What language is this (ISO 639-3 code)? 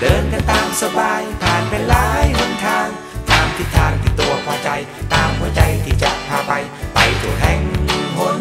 tha